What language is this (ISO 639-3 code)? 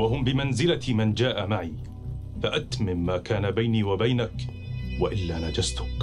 ara